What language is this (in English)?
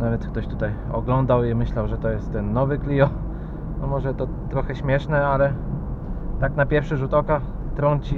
Polish